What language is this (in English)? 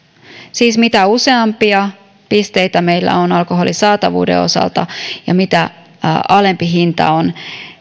Finnish